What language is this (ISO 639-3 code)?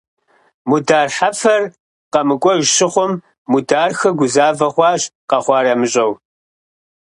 kbd